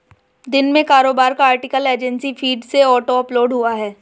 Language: Hindi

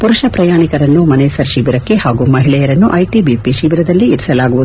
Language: Kannada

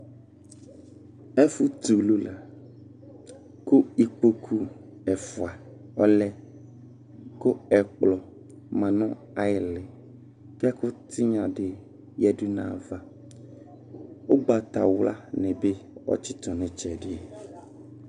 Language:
Ikposo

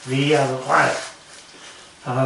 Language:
Welsh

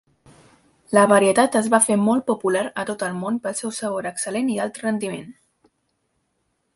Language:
Catalan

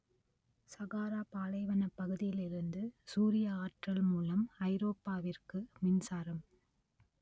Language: Tamil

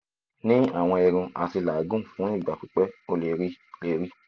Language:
Yoruba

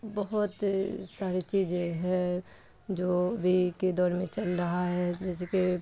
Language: Urdu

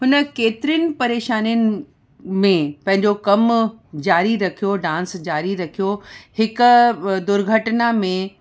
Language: Sindhi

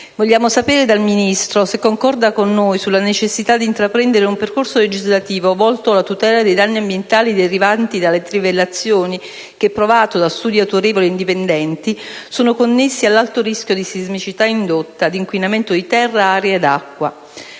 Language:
Italian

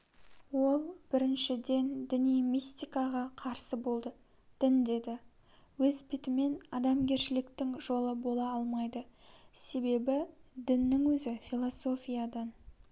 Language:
Kazakh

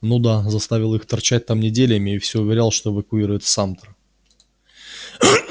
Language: Russian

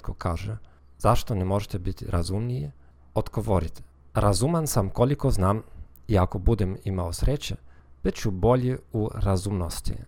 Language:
Croatian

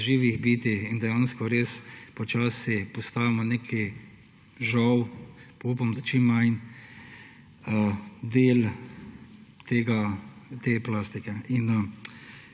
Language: Slovenian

